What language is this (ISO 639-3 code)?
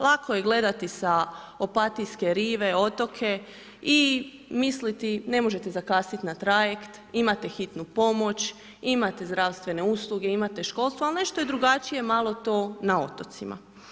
hrv